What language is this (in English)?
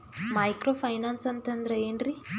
Kannada